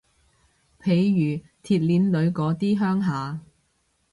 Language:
Cantonese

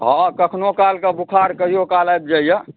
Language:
Maithili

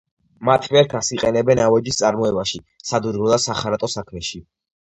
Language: Georgian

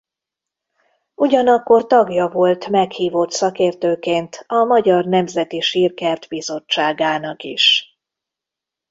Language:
Hungarian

